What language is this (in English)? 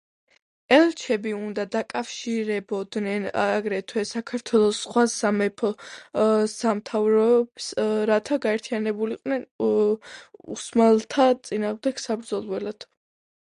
Georgian